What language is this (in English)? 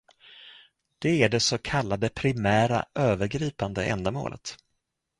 Swedish